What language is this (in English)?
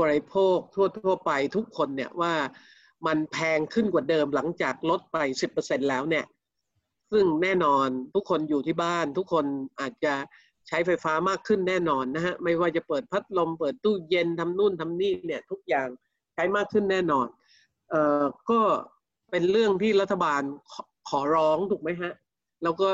Thai